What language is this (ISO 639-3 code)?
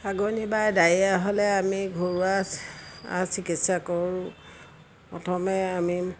asm